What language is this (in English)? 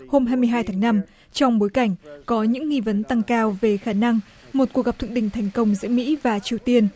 Vietnamese